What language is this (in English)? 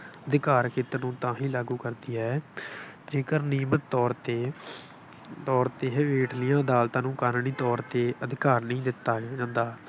Punjabi